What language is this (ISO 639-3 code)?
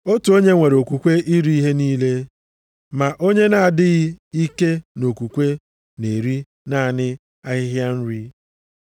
ibo